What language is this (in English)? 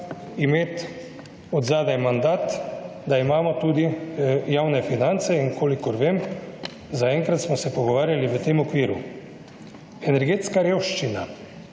Slovenian